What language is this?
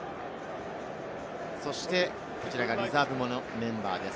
Japanese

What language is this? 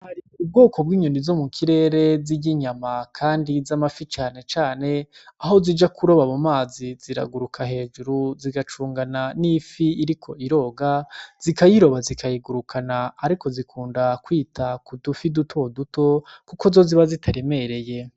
Rundi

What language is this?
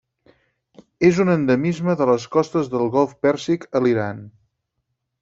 Catalan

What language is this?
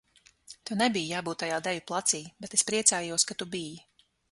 Latvian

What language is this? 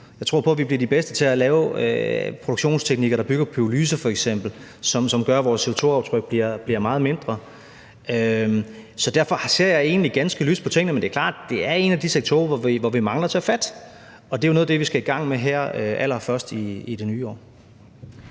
Danish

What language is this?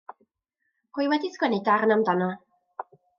Welsh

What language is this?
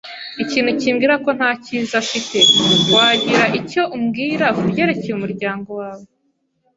Kinyarwanda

